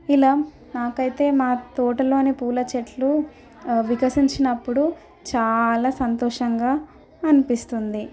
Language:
Telugu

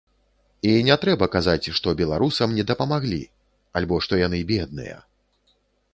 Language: Belarusian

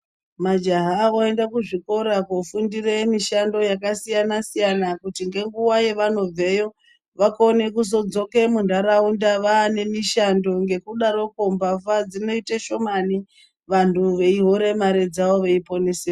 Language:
Ndau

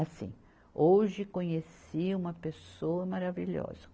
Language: Portuguese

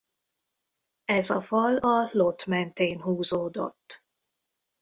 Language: Hungarian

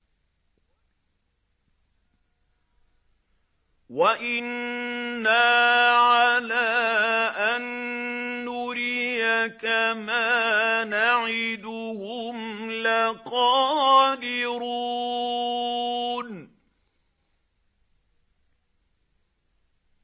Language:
Arabic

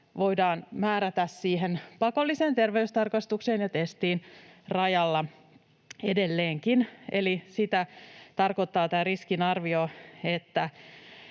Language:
Finnish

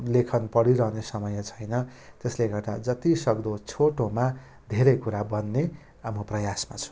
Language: Nepali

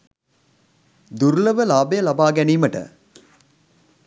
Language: Sinhala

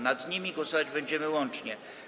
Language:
Polish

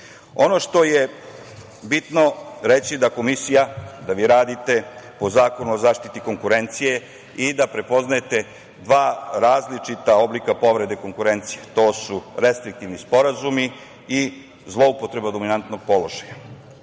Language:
Serbian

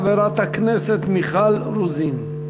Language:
Hebrew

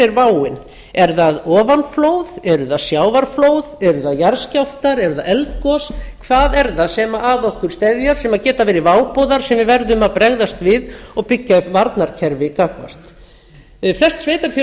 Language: Icelandic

